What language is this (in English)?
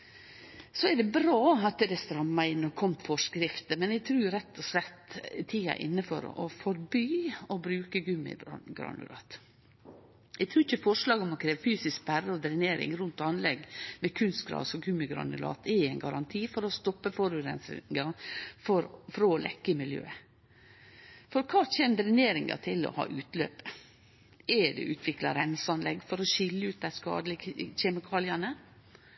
Norwegian Nynorsk